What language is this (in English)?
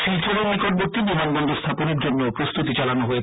Bangla